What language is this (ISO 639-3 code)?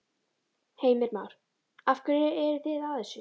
isl